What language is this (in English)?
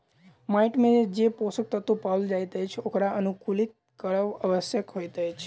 Maithili